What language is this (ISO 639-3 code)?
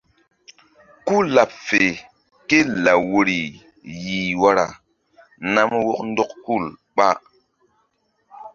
mdd